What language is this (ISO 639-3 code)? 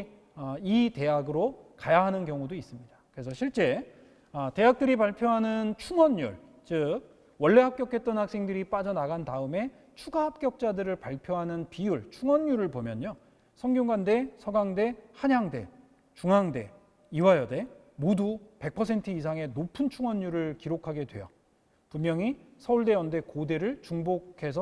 kor